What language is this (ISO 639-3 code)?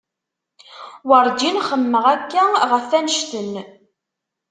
kab